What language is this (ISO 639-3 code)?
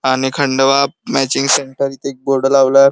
mar